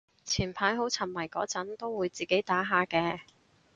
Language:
Cantonese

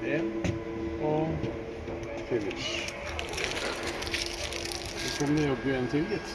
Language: Norwegian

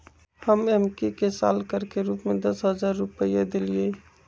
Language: Magahi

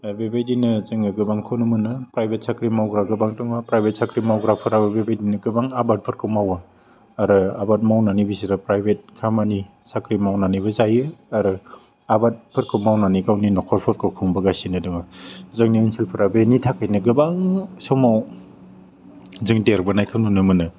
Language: Bodo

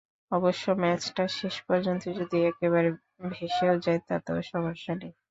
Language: Bangla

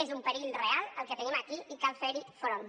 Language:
Catalan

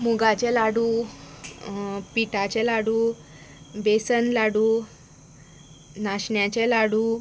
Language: Konkani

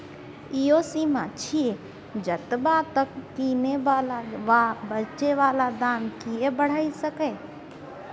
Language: Maithili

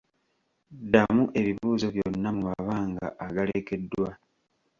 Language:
Ganda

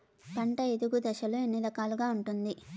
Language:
Telugu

